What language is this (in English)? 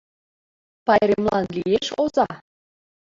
Mari